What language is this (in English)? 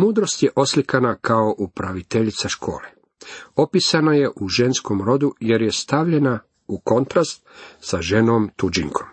Croatian